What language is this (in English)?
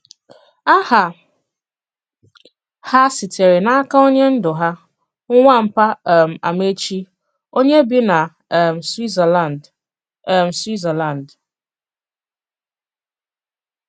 Igbo